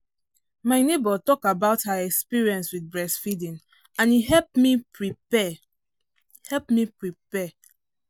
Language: Nigerian Pidgin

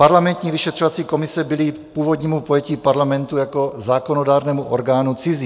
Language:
Czech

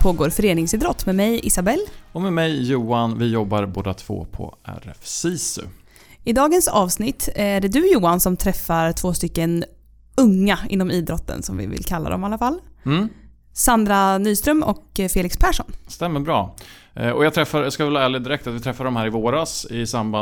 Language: Swedish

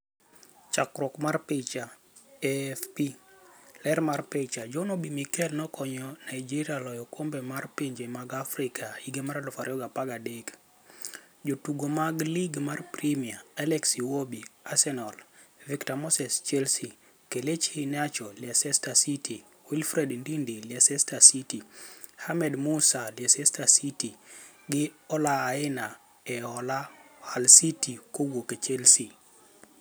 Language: Luo (Kenya and Tanzania)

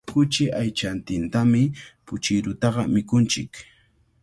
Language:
Cajatambo North Lima Quechua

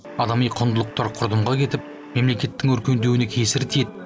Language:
Kazakh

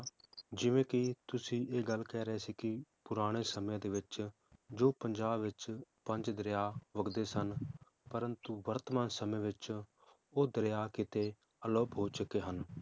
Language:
Punjabi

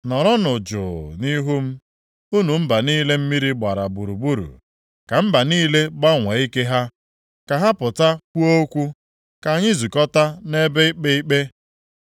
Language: Igbo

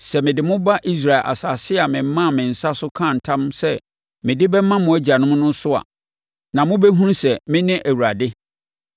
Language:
Akan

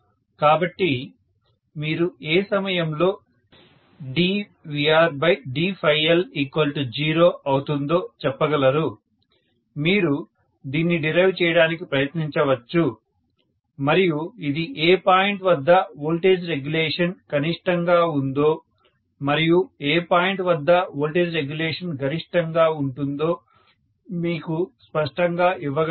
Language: Telugu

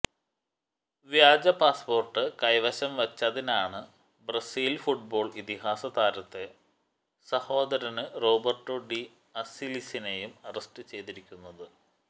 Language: Malayalam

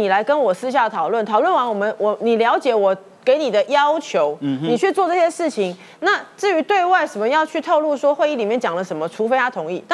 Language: Chinese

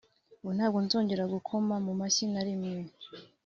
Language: Kinyarwanda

